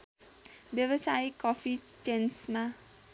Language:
Nepali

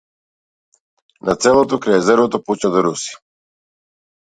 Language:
Macedonian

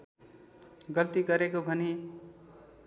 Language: Nepali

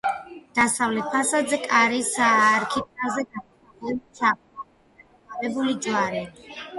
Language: Georgian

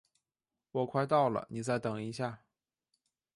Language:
Chinese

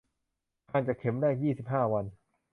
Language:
Thai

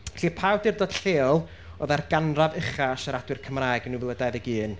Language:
Welsh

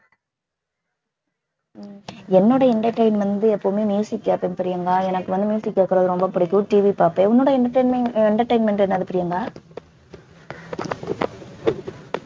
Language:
Tamil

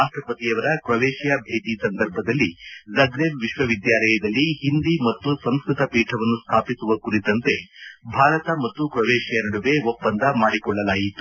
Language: Kannada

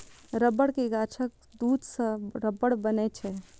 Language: Maithili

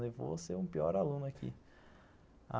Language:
Portuguese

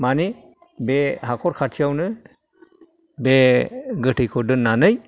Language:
Bodo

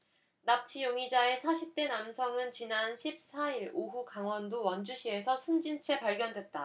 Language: Korean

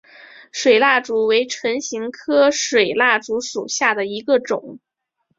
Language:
Chinese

